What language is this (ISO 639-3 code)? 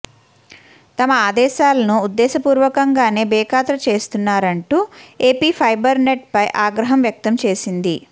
tel